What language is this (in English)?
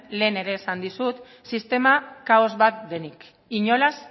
Basque